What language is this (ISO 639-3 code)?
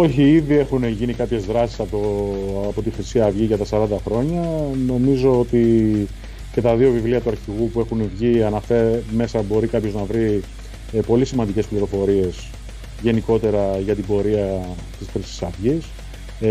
ell